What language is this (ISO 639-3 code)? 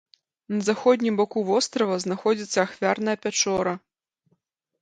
bel